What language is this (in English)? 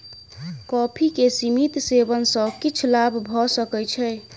Maithili